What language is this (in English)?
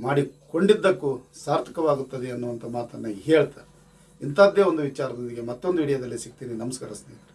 Kannada